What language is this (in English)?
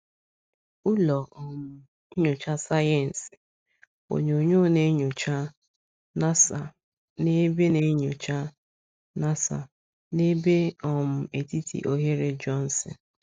Igbo